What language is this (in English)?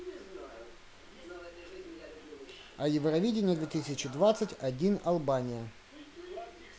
Russian